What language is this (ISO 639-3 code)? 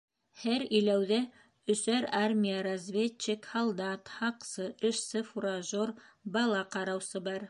bak